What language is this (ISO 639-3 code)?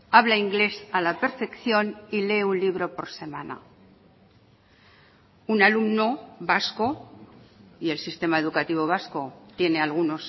spa